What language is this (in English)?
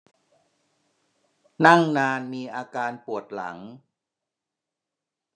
Thai